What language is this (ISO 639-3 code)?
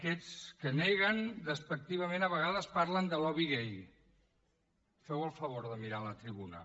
cat